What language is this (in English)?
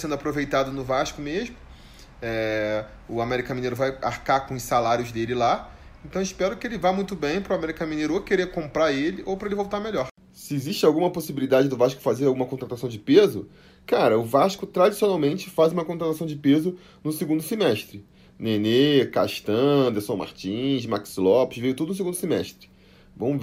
Portuguese